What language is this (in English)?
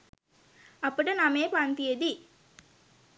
Sinhala